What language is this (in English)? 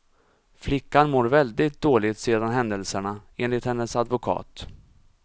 Swedish